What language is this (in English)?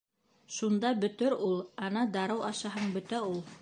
Bashkir